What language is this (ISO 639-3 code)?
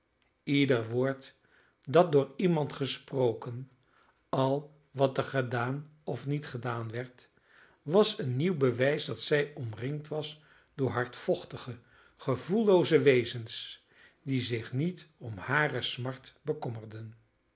nld